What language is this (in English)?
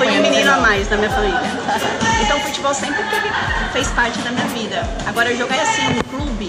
Portuguese